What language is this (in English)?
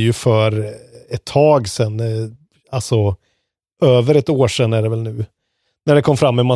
Swedish